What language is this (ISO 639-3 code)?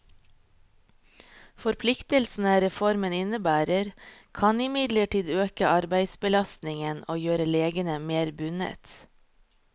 nor